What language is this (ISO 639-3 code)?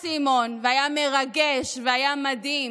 heb